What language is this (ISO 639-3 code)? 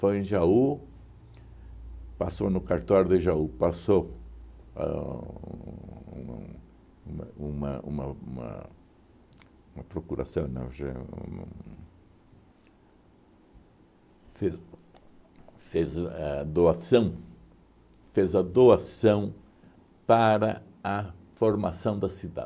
por